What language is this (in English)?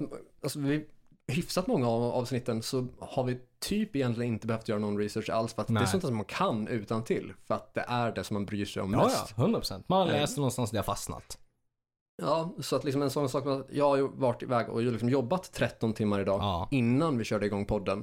Swedish